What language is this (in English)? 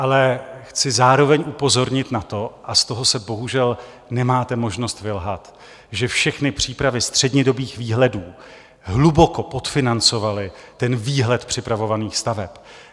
Czech